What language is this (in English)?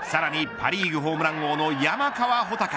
Japanese